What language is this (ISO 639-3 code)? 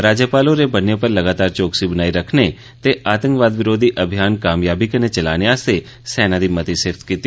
doi